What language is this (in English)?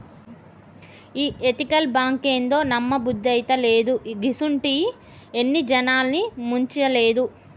Telugu